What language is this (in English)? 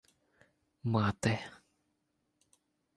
Ukrainian